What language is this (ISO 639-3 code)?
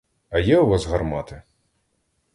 ukr